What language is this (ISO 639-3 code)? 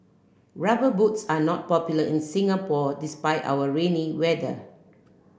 eng